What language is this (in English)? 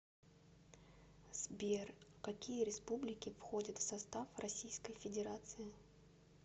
Russian